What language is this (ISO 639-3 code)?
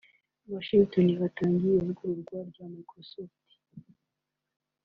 kin